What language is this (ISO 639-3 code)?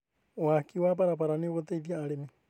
kik